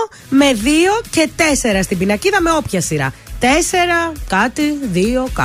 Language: Greek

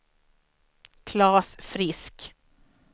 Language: Swedish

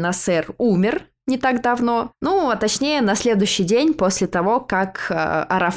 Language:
Russian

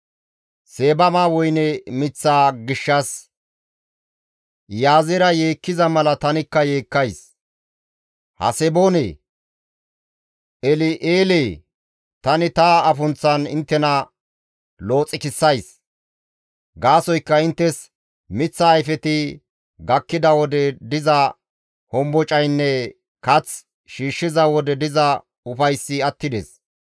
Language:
Gamo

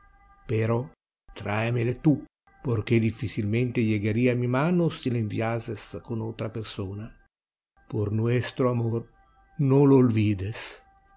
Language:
Spanish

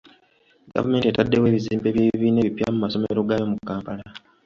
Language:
Ganda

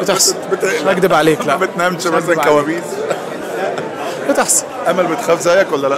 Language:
Arabic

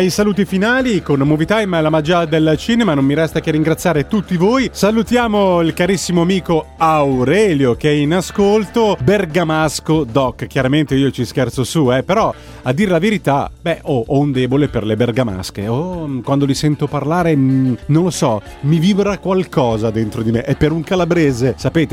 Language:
Italian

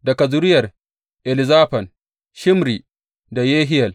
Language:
Hausa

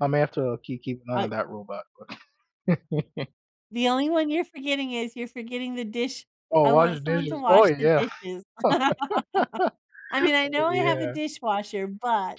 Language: English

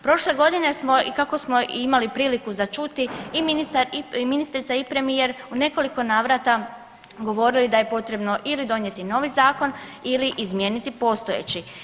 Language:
Croatian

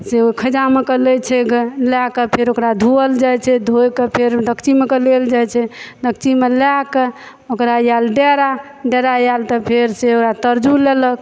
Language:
Maithili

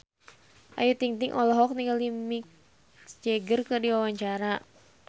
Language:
Sundanese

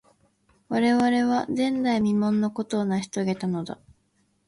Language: Japanese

